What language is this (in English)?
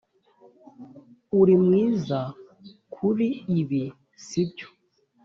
Kinyarwanda